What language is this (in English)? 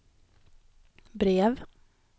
Swedish